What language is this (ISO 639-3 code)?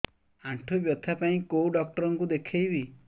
ori